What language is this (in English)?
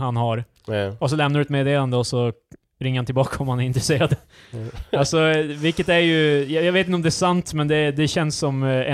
Swedish